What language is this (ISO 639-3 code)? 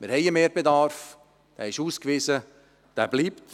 gsw